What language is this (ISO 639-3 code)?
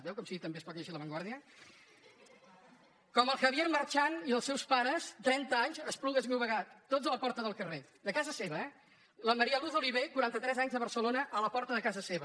cat